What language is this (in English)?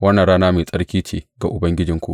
Hausa